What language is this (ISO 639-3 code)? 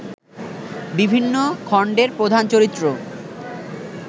ben